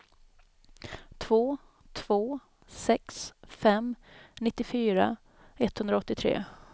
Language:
Swedish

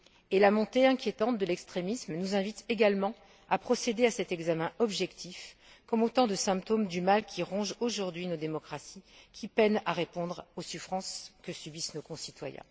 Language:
French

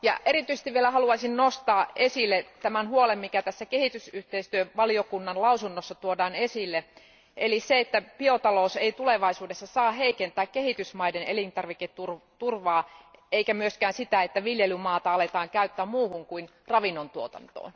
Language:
Finnish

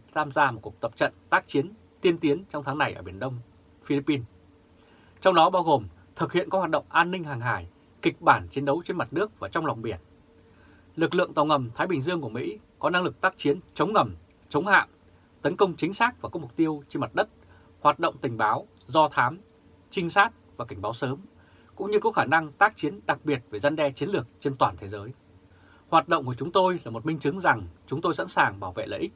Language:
Vietnamese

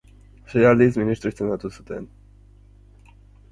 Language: Basque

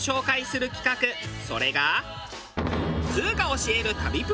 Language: Japanese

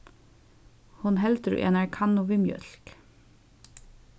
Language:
Faroese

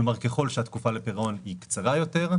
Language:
Hebrew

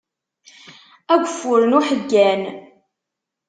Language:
Kabyle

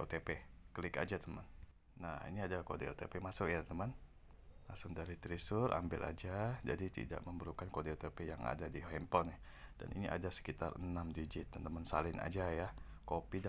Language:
Indonesian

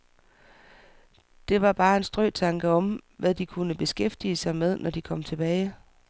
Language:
Danish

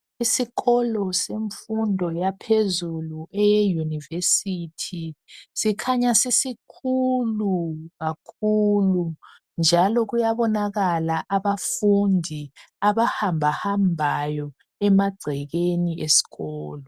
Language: North Ndebele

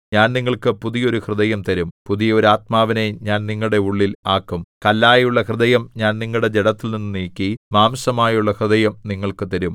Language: Malayalam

